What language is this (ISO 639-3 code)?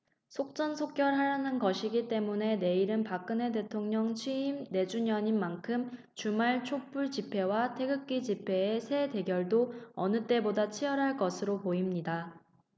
kor